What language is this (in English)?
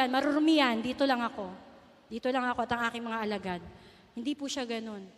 Filipino